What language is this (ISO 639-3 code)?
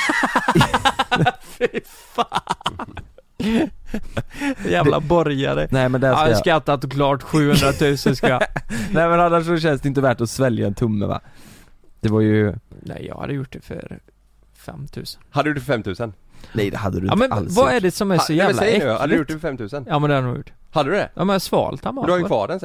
swe